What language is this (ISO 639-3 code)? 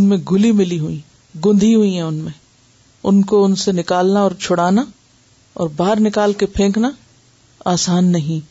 urd